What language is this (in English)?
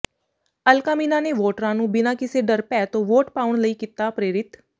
Punjabi